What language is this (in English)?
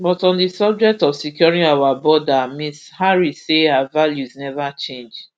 Nigerian Pidgin